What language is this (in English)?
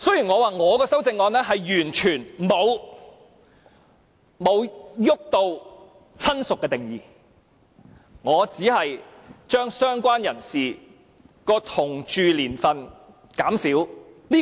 Cantonese